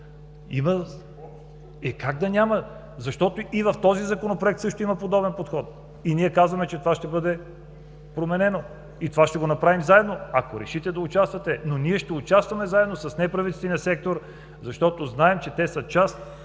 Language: Bulgarian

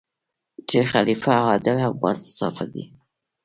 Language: Pashto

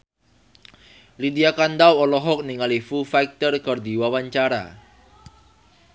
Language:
Sundanese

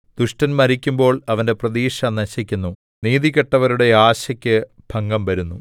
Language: Malayalam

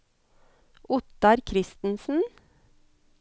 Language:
Norwegian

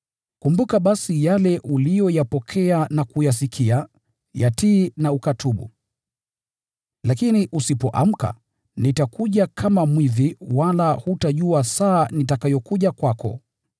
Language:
Swahili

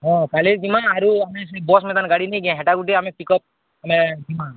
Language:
Odia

